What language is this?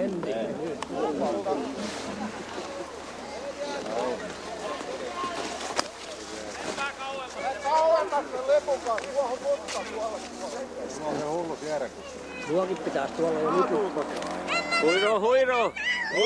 Finnish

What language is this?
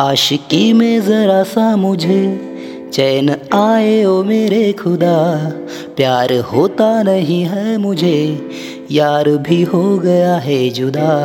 Hindi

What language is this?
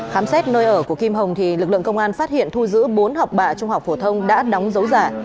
Vietnamese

